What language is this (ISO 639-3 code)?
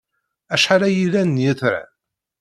kab